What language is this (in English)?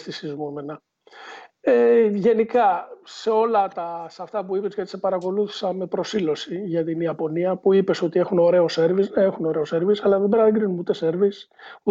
Greek